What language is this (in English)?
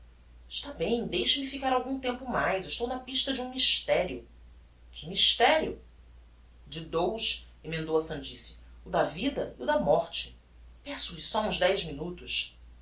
Portuguese